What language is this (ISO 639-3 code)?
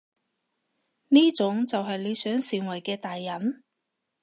yue